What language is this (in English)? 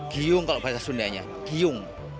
Indonesian